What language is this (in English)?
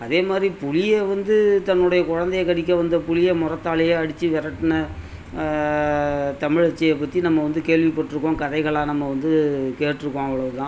Tamil